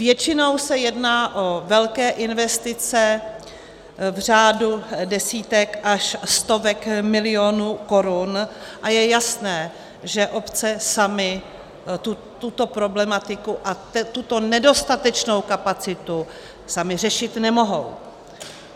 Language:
Czech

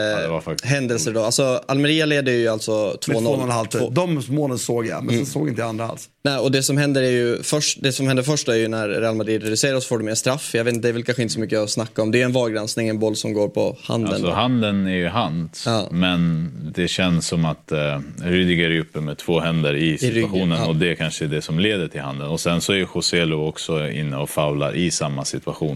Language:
Swedish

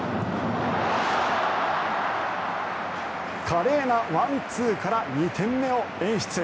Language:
Japanese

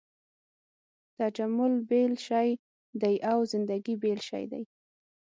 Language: Pashto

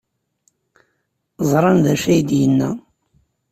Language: Kabyle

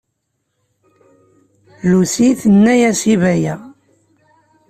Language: Kabyle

